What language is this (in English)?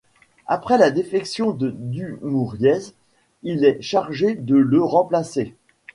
French